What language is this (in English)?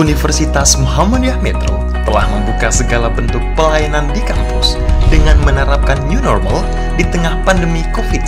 Indonesian